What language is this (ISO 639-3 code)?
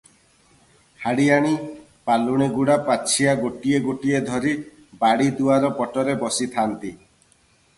ori